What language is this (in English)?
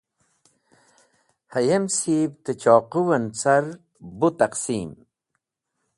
Wakhi